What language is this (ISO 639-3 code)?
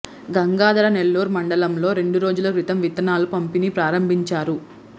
tel